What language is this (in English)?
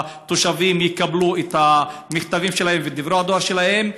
Hebrew